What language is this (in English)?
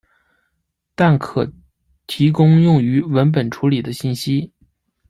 Chinese